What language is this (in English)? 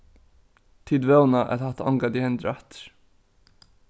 Faroese